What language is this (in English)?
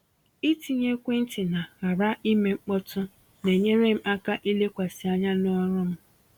Igbo